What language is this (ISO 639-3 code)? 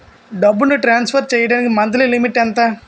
tel